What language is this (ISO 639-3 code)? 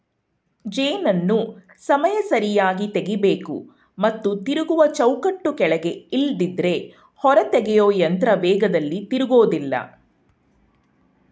kan